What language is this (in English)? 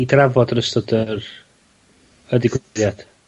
Welsh